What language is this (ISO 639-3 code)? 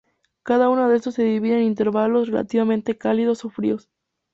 spa